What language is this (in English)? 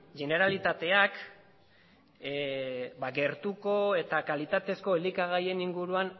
Basque